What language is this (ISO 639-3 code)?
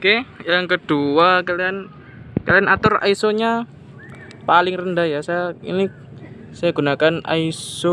ind